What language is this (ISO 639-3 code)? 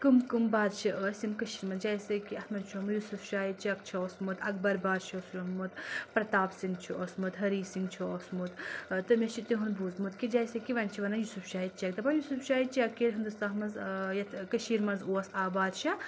kas